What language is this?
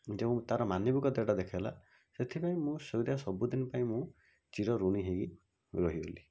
Odia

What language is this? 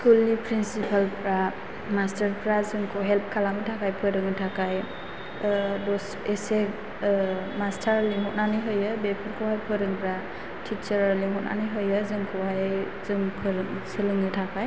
Bodo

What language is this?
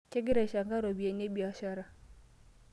Masai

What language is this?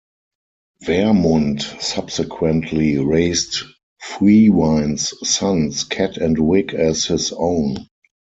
English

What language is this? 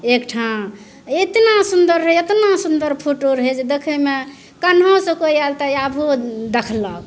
Maithili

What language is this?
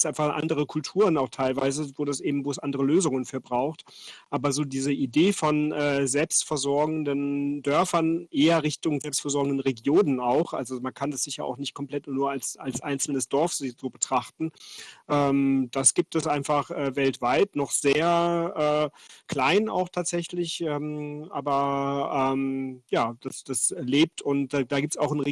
German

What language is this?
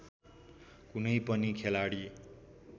Nepali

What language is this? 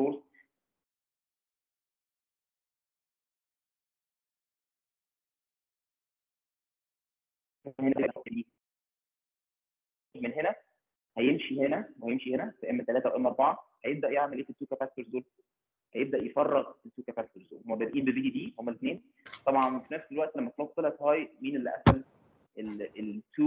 Arabic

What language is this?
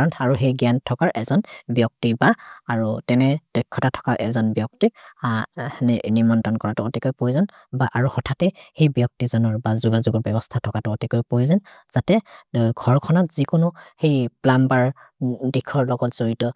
Maria (India)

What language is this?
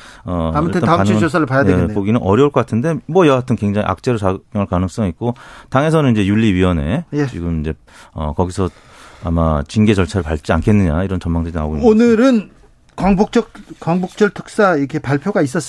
Korean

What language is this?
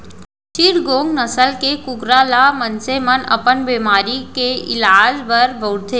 Chhattisgarhi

